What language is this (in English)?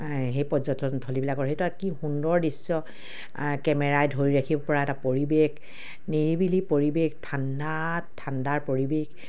Assamese